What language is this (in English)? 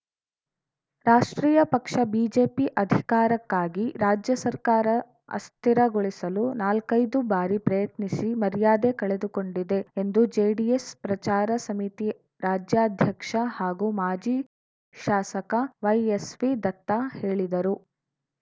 Kannada